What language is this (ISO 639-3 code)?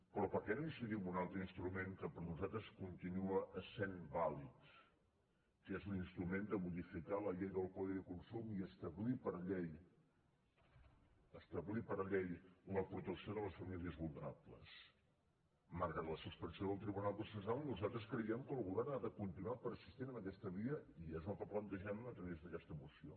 cat